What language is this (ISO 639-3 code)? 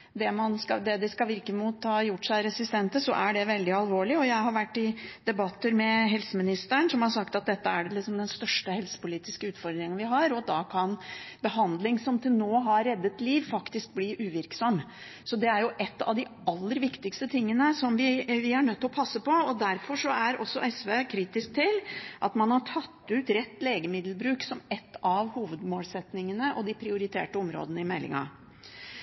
nob